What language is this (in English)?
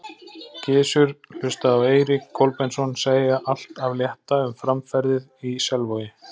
Icelandic